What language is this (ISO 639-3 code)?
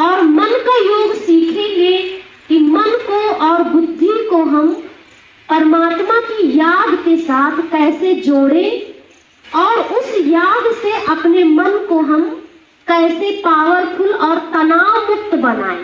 hin